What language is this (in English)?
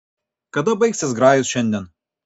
Lithuanian